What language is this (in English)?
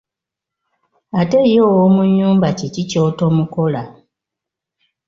Ganda